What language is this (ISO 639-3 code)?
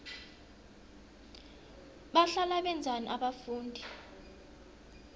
nbl